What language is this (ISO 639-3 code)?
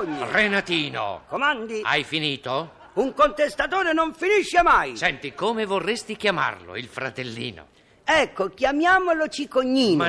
ita